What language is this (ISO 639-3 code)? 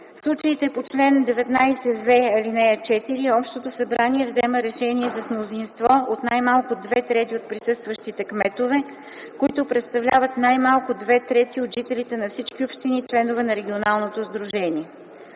bul